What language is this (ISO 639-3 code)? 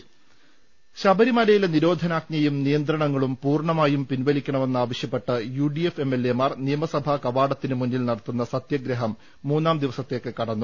mal